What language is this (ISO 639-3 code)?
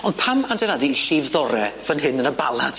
cym